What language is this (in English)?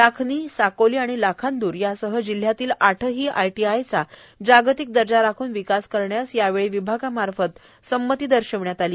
Marathi